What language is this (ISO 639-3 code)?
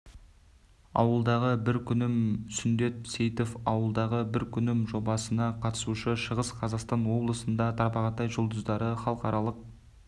kaz